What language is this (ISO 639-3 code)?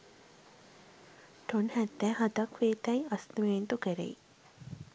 sin